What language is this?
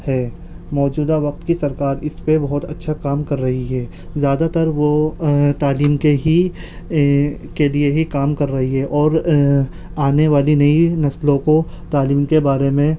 Urdu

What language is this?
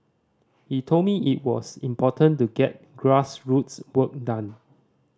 English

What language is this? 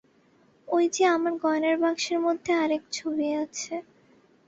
Bangla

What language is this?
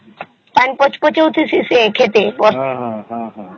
Odia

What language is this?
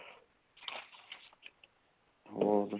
Punjabi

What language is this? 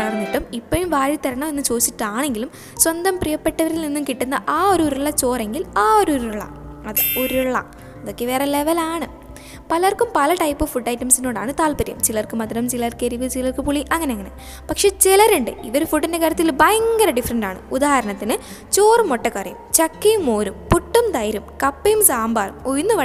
Malayalam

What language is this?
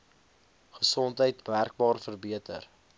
Afrikaans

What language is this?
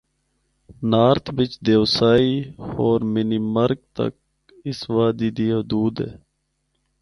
Northern Hindko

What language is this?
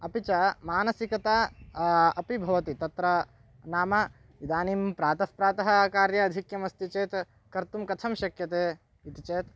Sanskrit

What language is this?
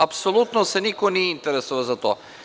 Serbian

